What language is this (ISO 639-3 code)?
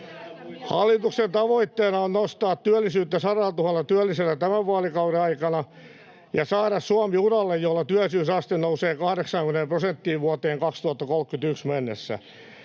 fin